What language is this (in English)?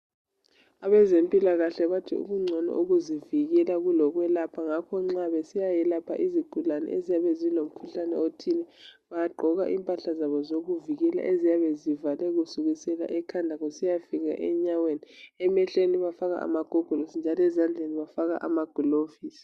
North Ndebele